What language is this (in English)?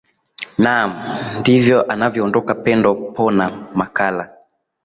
Swahili